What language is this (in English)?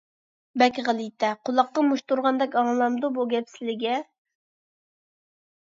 Uyghur